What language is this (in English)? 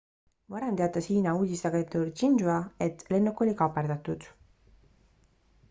Estonian